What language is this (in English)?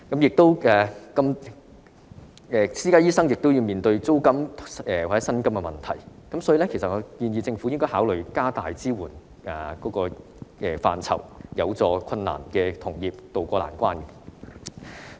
Cantonese